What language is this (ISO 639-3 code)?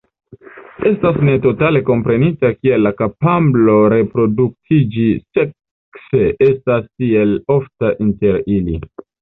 epo